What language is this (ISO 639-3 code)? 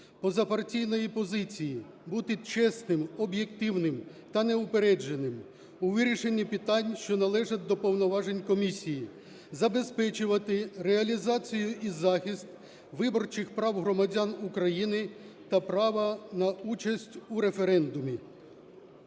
ukr